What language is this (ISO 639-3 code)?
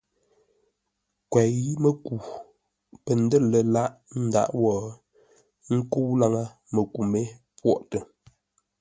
nla